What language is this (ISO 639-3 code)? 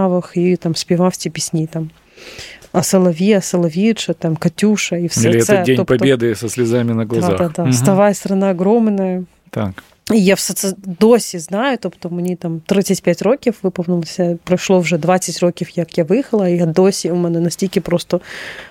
ukr